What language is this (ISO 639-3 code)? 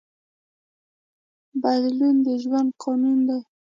pus